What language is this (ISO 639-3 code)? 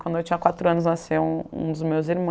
por